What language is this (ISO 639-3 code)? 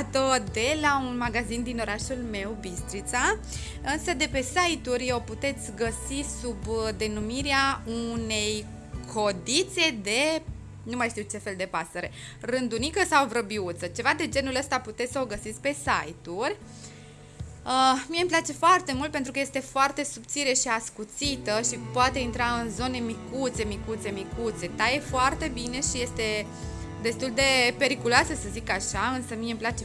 ron